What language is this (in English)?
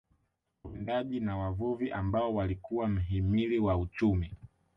Swahili